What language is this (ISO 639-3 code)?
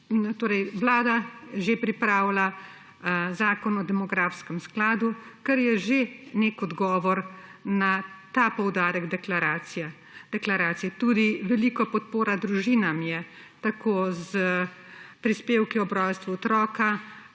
slv